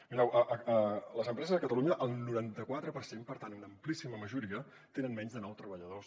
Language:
Catalan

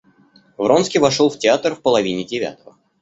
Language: Russian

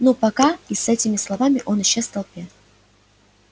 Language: Russian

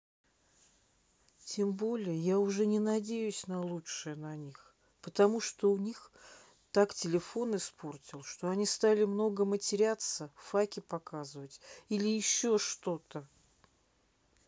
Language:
Russian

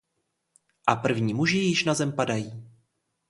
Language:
Czech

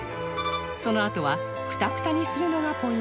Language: Japanese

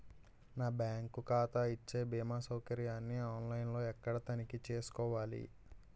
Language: Telugu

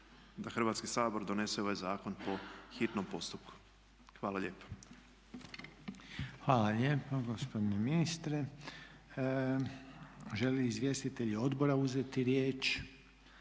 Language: Croatian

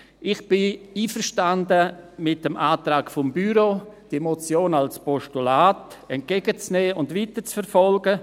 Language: Swiss German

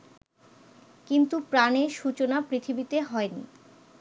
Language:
Bangla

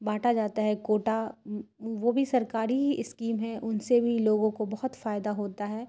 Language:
Urdu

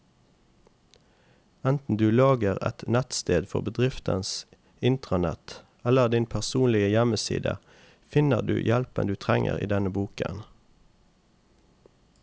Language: Norwegian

